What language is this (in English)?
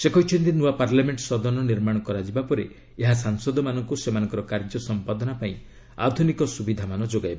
Odia